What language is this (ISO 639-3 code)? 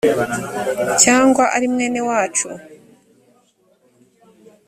kin